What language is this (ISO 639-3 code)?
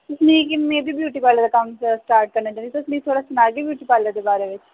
doi